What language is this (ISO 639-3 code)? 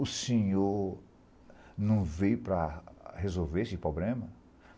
por